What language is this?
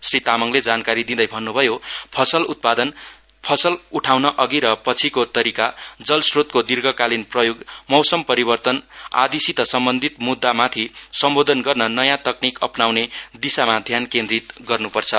Nepali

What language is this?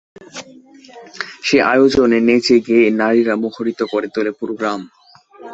Bangla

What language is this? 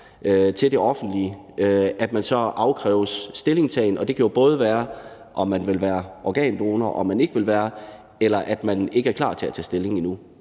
Danish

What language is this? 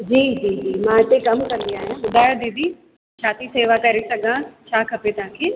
Sindhi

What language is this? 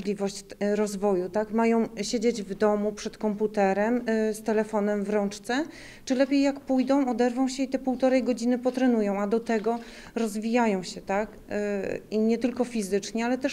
Polish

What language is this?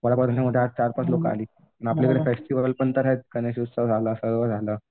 Marathi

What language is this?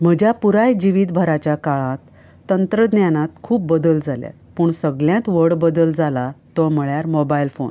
Konkani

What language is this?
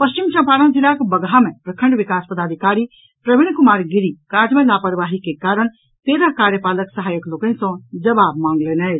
Maithili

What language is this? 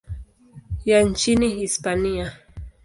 Swahili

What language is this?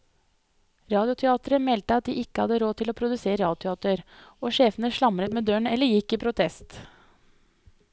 Norwegian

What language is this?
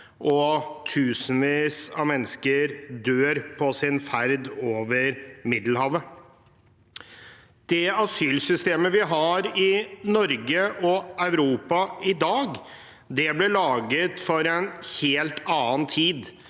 Norwegian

